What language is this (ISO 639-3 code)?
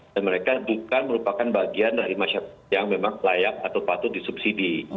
ind